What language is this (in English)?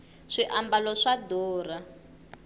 Tsonga